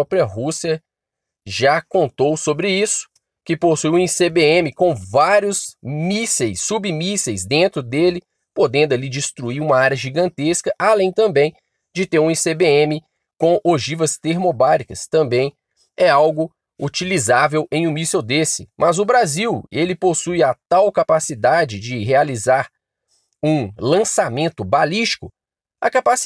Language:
Portuguese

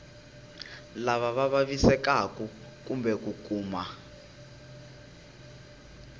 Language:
Tsonga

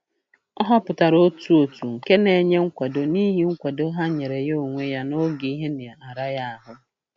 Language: Igbo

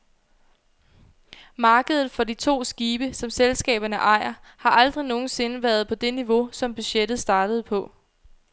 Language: Danish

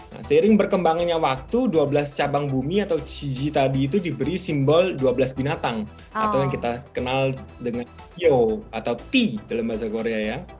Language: Indonesian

